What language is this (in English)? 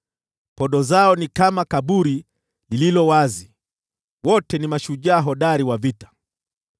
Swahili